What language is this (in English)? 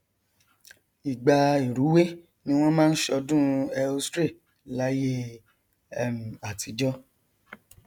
Yoruba